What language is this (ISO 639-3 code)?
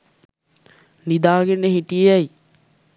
sin